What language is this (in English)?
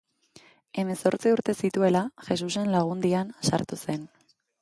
Basque